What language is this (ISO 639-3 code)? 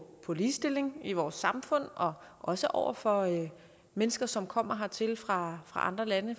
dan